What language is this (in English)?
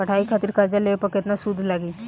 Bhojpuri